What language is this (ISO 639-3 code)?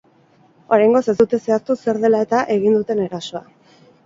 eus